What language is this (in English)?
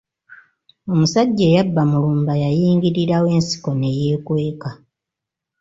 Ganda